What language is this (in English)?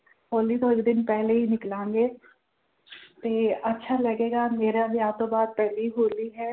Punjabi